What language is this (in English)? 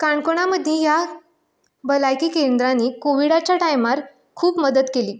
Konkani